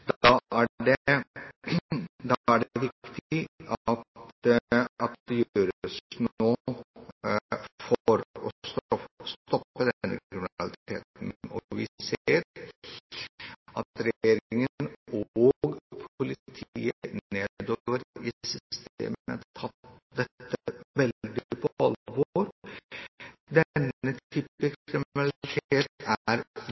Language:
Norwegian Bokmål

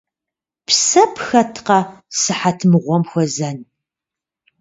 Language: Kabardian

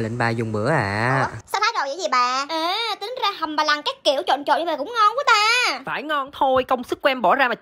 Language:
Vietnamese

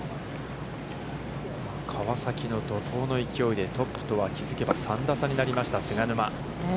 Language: Japanese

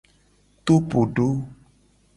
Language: Gen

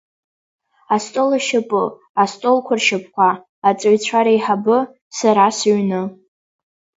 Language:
Abkhazian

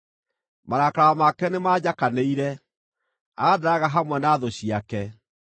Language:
Kikuyu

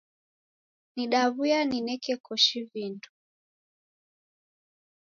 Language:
Taita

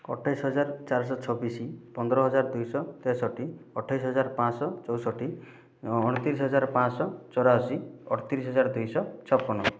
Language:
Odia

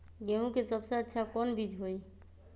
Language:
Magahi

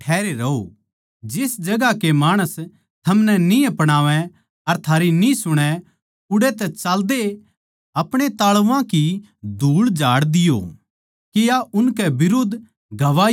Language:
Haryanvi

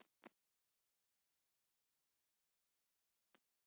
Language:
Magahi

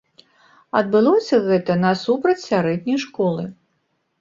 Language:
Belarusian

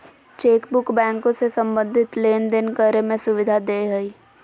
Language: Magahi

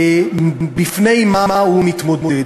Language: Hebrew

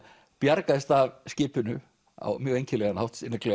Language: Icelandic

